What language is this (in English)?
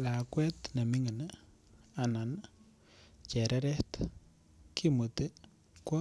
Kalenjin